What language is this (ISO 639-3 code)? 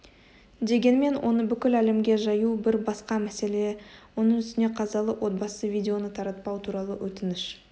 kaz